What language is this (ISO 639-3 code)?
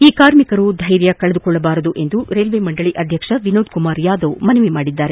kan